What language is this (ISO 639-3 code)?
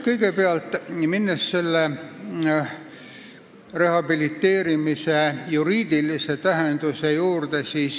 est